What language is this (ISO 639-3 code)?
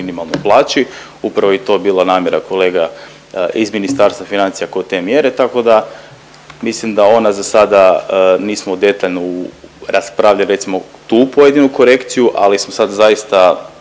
hrv